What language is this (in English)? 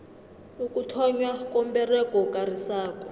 South Ndebele